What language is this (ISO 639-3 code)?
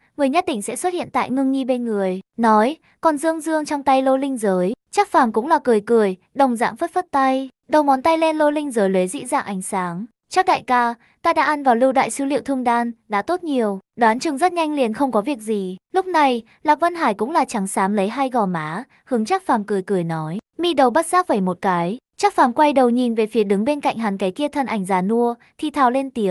vie